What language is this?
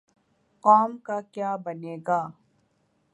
Urdu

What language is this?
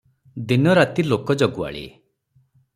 Odia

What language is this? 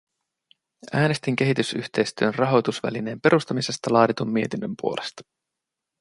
Finnish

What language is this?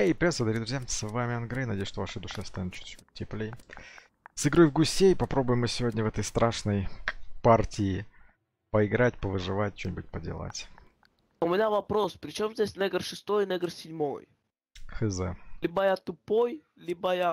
Russian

